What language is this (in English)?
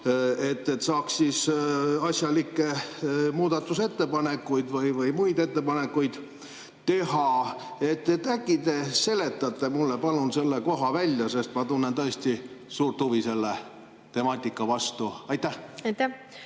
Estonian